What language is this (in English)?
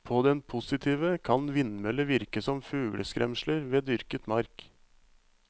Norwegian